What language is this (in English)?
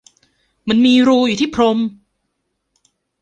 Thai